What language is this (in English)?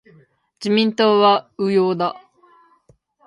Japanese